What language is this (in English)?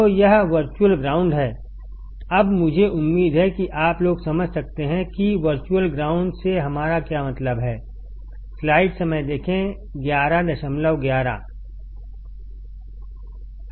Hindi